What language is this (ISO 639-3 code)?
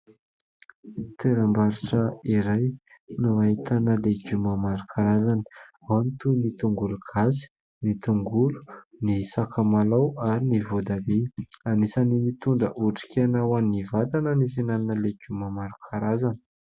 mlg